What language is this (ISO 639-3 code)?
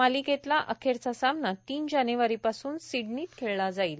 mar